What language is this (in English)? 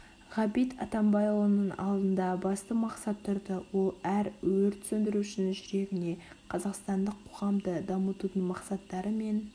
Kazakh